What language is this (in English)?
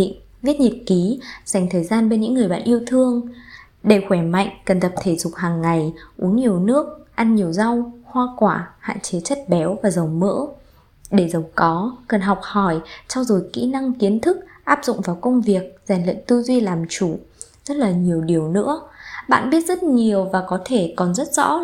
Vietnamese